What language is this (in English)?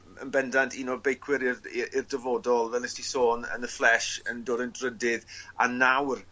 Welsh